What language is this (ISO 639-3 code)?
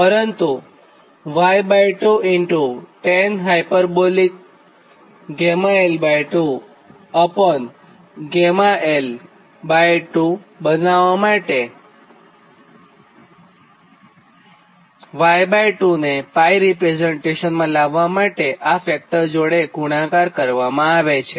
guj